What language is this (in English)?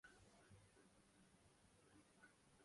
Urdu